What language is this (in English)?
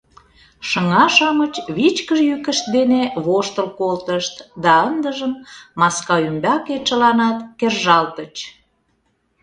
Mari